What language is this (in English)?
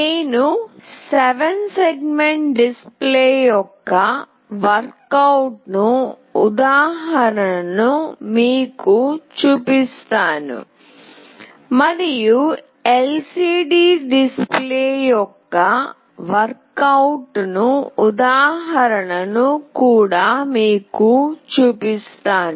Telugu